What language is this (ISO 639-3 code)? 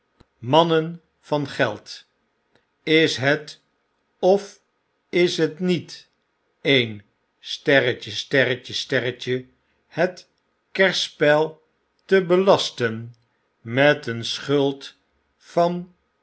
nld